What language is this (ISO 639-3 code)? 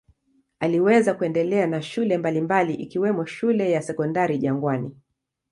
swa